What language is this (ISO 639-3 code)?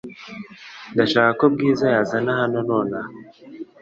kin